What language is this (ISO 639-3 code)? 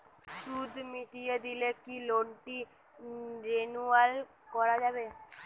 ben